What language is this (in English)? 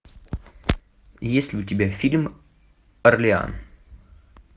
Russian